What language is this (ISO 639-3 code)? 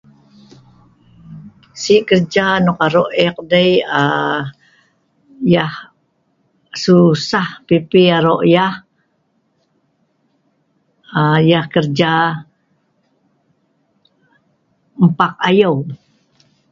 snv